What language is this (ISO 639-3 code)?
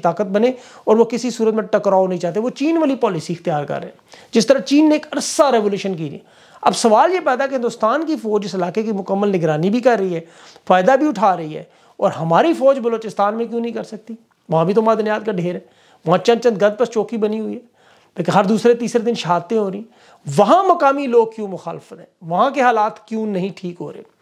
hin